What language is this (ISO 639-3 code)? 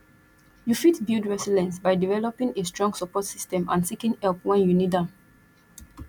pcm